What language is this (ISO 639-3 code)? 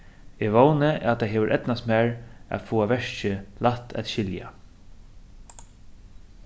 fao